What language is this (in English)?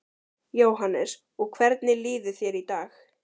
Icelandic